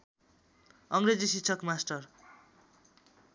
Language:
Nepali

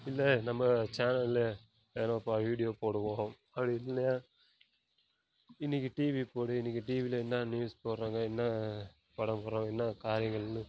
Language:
Tamil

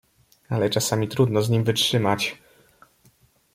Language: Polish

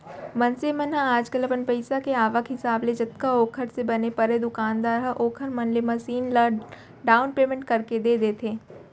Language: Chhattisgarhi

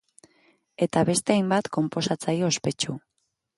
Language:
Basque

